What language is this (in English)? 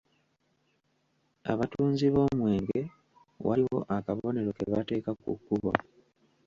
Ganda